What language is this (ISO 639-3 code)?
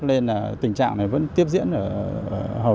vie